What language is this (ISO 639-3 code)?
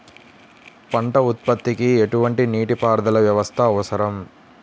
tel